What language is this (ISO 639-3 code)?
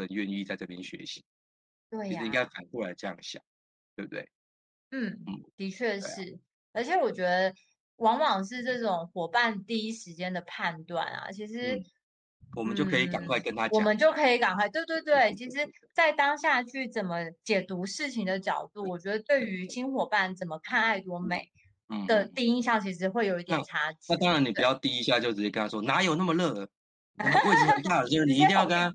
zho